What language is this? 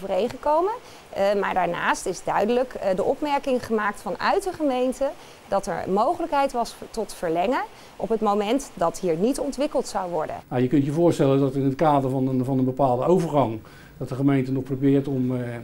Dutch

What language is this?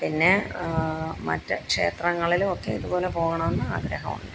Malayalam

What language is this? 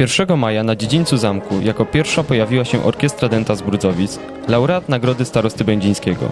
Polish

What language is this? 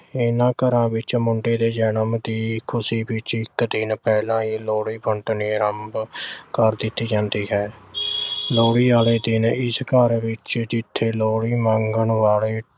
Punjabi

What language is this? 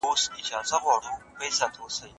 Pashto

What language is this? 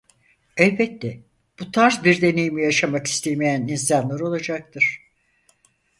Turkish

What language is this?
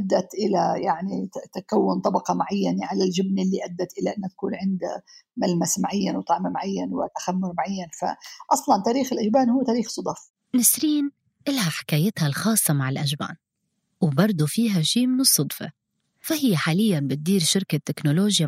Arabic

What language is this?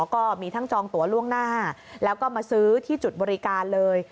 Thai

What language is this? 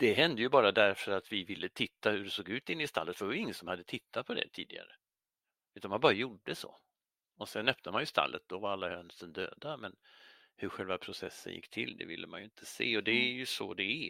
Swedish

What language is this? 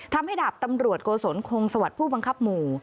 Thai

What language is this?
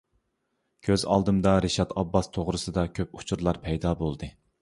Uyghur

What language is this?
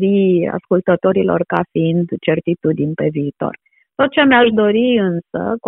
Romanian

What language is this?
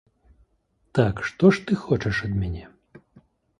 Belarusian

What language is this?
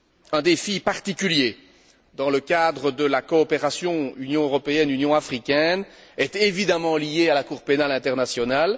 French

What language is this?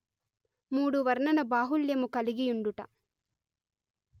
Telugu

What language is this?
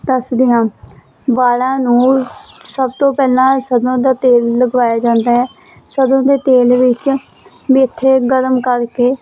Punjabi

